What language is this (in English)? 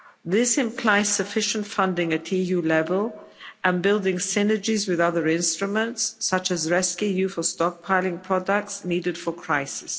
English